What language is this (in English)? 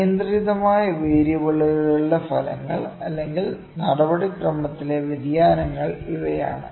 Malayalam